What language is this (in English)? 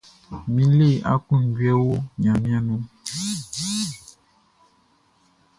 Baoulé